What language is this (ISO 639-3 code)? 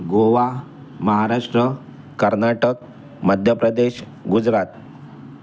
mar